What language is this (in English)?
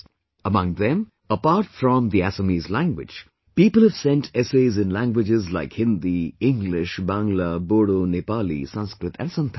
English